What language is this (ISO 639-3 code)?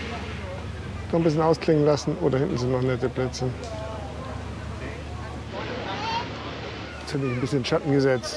deu